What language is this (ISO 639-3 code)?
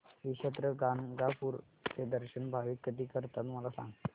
mar